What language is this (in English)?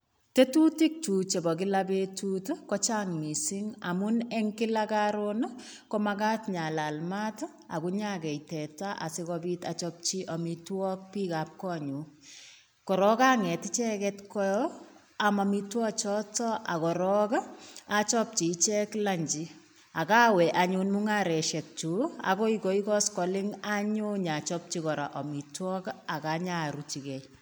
Kalenjin